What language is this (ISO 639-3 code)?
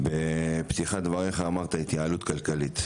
heb